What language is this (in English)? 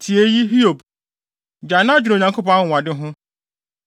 Akan